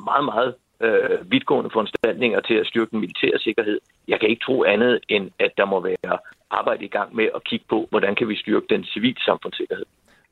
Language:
Danish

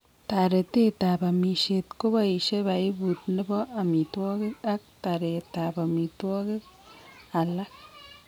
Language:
Kalenjin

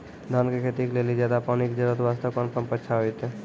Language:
Maithili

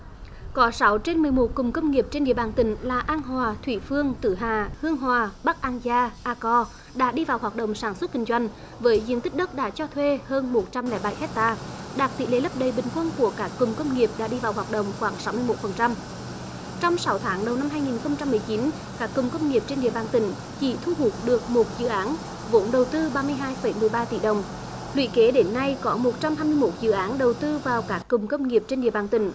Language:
Vietnamese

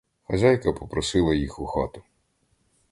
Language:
Ukrainian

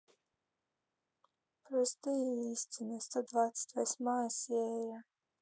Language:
Russian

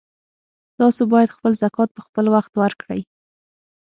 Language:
Pashto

